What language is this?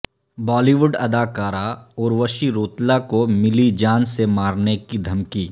Urdu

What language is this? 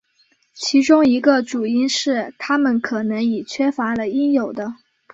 Chinese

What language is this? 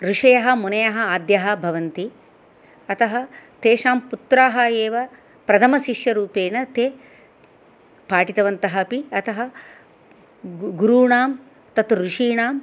Sanskrit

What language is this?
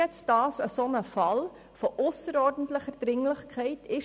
Swiss German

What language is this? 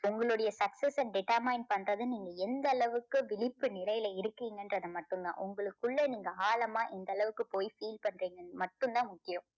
Tamil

